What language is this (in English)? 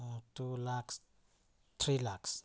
Manipuri